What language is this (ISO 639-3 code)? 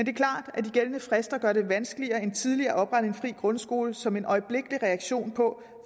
dan